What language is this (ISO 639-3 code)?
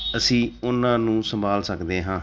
pan